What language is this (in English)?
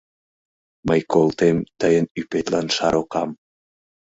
Mari